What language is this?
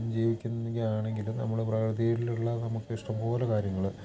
Malayalam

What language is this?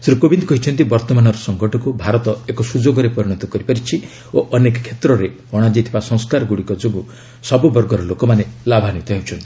Odia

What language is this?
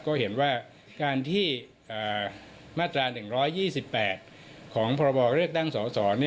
Thai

